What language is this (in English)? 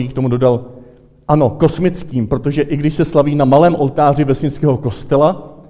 Czech